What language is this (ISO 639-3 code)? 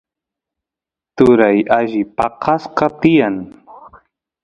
qus